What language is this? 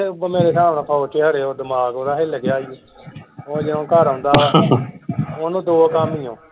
Punjabi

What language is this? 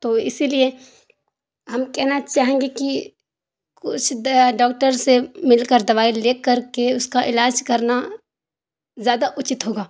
Urdu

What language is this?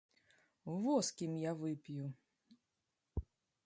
Belarusian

